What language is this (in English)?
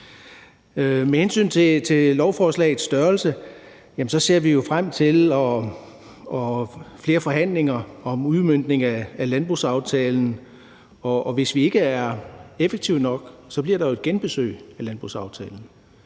Danish